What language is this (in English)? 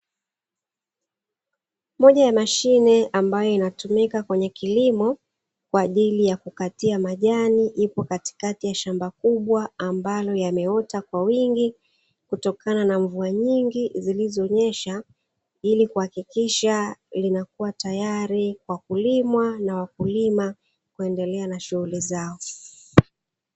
Swahili